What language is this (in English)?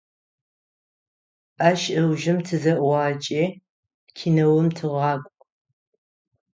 Adyghe